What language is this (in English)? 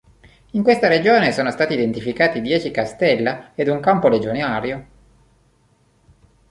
Italian